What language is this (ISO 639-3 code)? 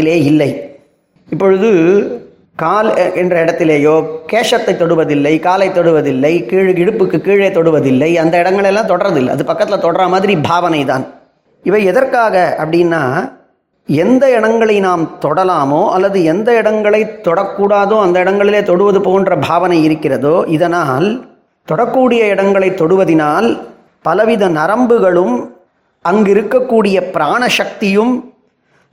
tam